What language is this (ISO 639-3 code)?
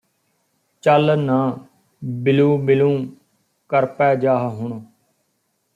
pan